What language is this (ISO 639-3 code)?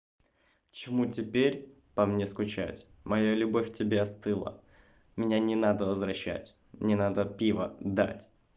rus